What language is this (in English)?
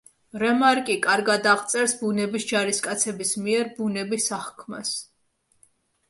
Georgian